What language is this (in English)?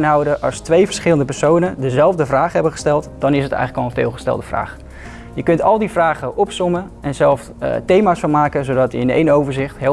Dutch